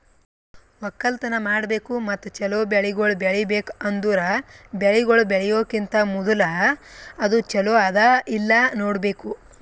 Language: Kannada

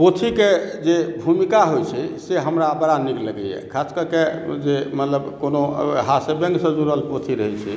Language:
Maithili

